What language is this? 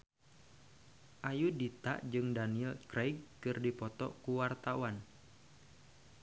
Sundanese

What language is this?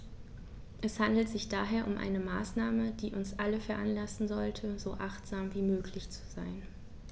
German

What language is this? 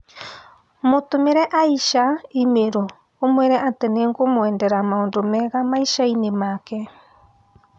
Kikuyu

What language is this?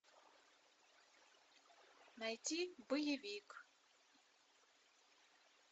Russian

